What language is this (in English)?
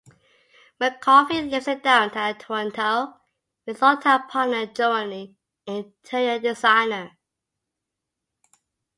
English